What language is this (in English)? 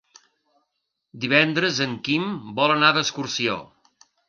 Catalan